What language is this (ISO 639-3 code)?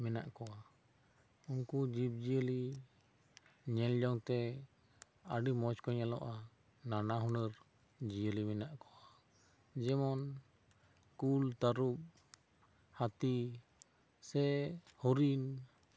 sat